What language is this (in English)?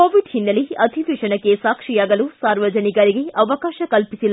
Kannada